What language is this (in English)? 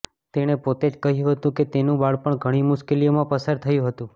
Gujarati